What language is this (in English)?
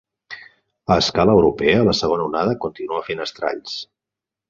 Catalan